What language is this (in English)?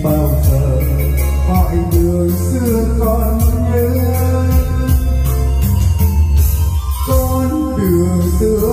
Vietnamese